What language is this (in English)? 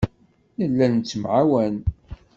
Kabyle